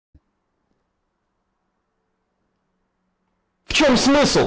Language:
Russian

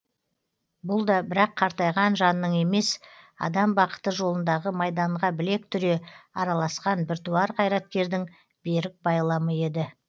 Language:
Kazakh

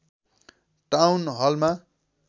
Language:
Nepali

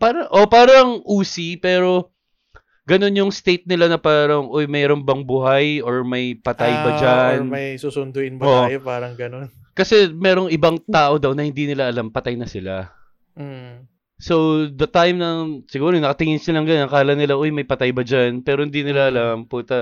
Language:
Filipino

